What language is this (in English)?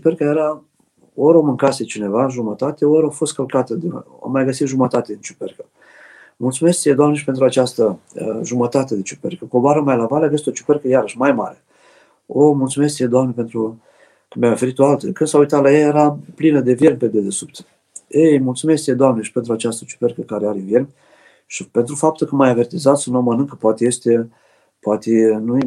Romanian